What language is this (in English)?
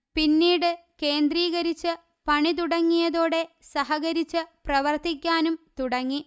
Malayalam